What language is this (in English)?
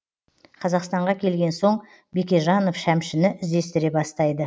Kazakh